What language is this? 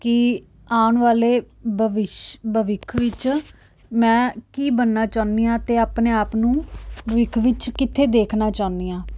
Punjabi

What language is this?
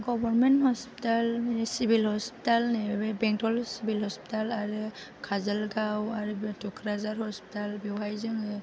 Bodo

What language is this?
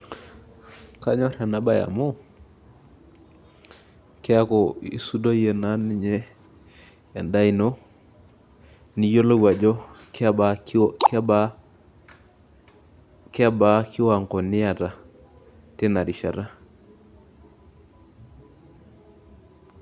Masai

